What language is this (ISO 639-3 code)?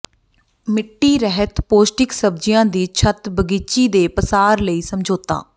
pan